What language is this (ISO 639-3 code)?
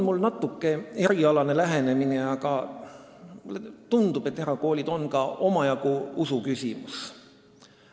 est